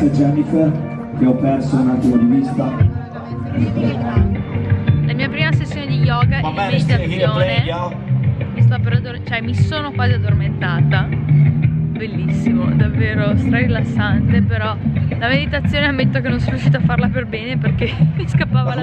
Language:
Italian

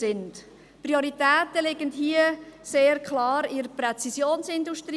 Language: Swiss German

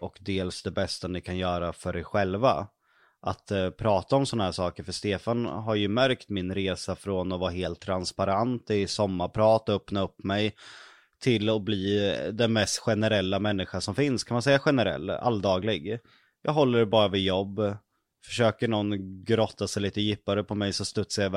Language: Swedish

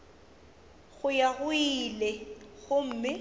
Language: Northern Sotho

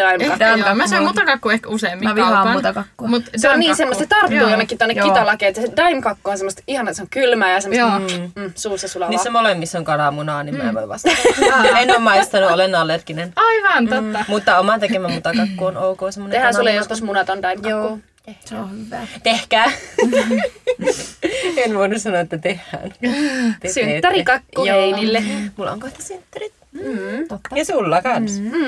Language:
Finnish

